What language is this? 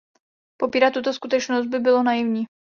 Czech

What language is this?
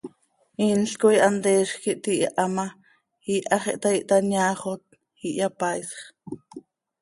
Seri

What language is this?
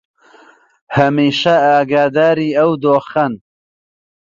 Central Kurdish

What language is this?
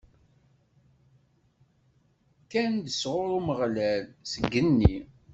Kabyle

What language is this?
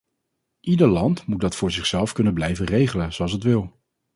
Dutch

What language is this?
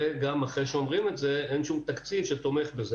Hebrew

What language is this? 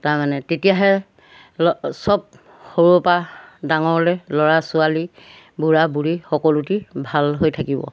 Assamese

